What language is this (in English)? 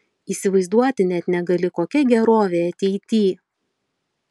Lithuanian